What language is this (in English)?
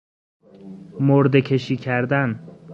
Persian